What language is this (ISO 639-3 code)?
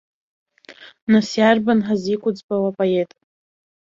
abk